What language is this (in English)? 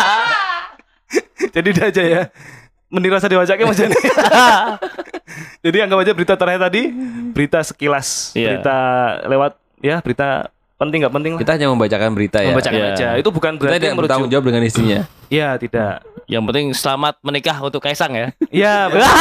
Indonesian